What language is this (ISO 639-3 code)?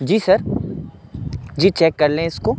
urd